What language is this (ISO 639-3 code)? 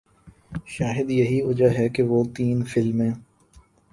urd